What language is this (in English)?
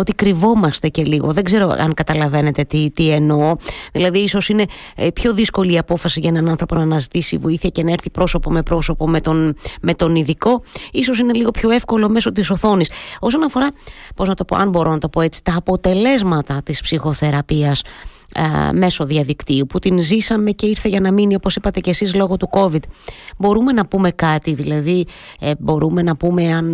Greek